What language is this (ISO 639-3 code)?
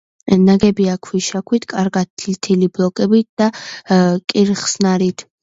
kat